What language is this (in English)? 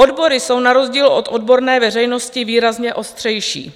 Czech